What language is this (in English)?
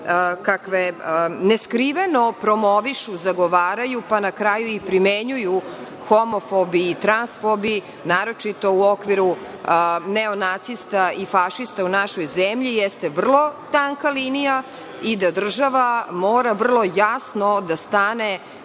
Serbian